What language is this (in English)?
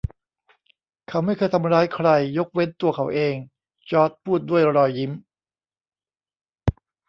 Thai